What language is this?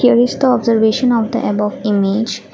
English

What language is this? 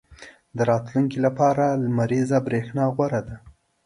Pashto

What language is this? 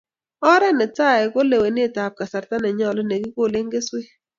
Kalenjin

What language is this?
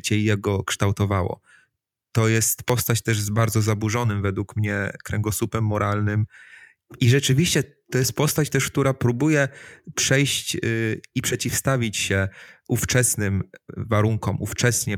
Polish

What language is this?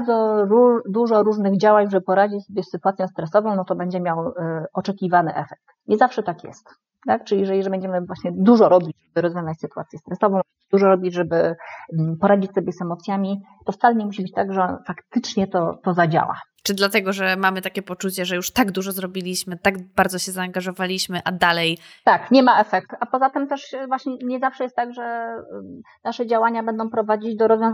Polish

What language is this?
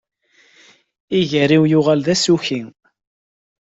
Kabyle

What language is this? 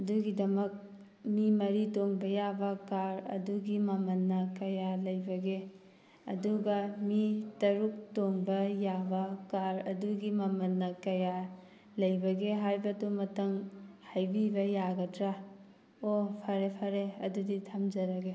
Manipuri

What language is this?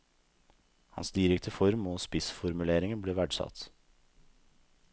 Norwegian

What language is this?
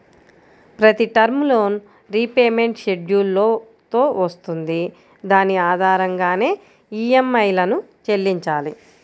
Telugu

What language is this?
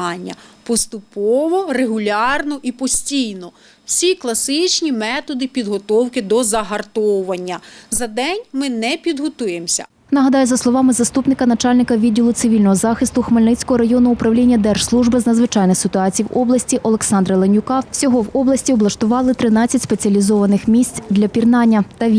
Ukrainian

